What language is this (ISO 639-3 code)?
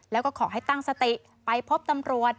tha